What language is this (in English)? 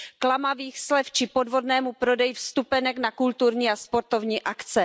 Czech